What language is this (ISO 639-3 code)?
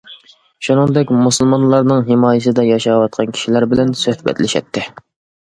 uig